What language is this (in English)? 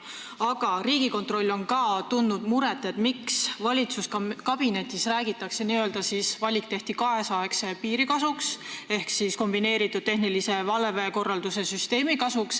Estonian